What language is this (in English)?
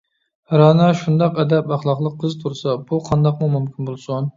Uyghur